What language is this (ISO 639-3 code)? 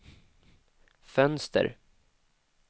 swe